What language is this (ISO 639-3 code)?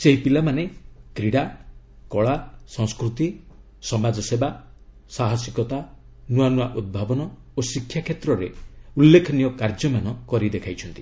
ori